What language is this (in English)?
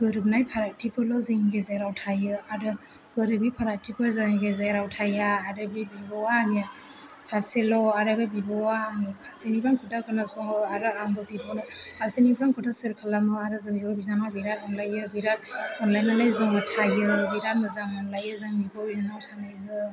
Bodo